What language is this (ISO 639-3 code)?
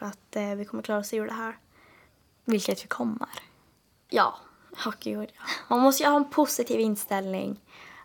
swe